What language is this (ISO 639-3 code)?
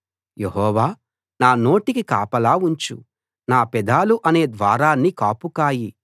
tel